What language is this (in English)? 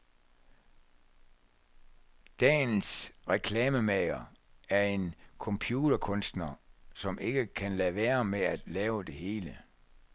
Danish